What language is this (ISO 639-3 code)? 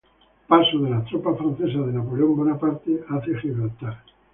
spa